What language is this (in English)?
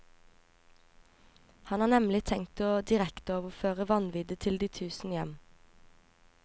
Norwegian